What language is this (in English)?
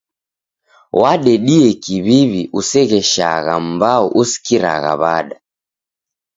Taita